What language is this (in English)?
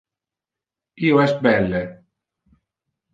Interlingua